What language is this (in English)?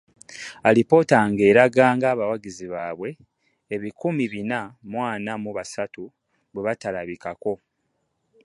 Ganda